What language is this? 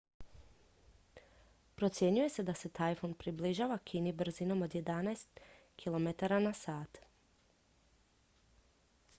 Croatian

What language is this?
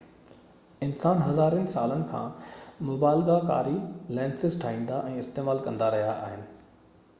Sindhi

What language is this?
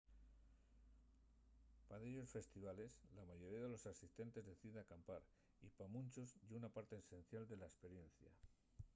Asturian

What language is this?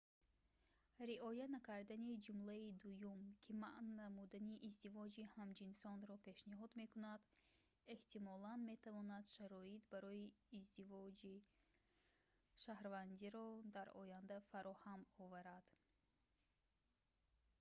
Tajik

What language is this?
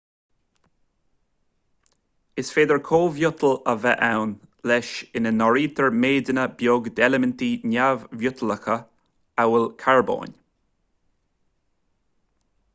Irish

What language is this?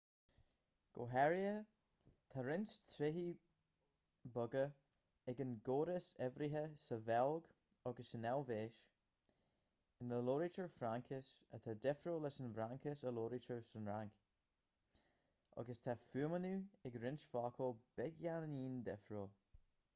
Irish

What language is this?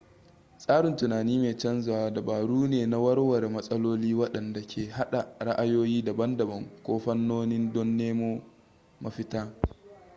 Hausa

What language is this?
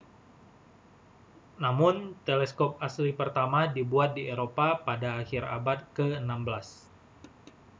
Indonesian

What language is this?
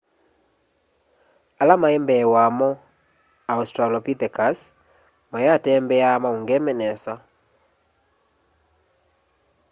Kamba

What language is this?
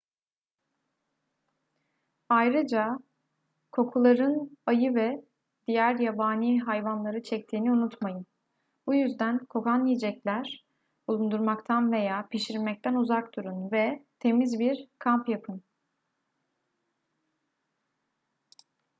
Turkish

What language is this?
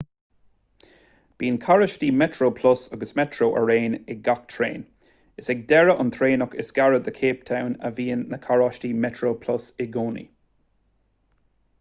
Irish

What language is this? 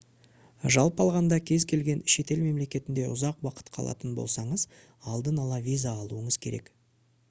Kazakh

